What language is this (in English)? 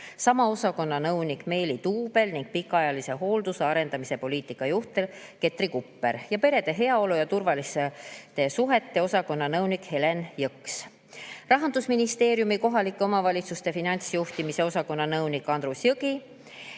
Estonian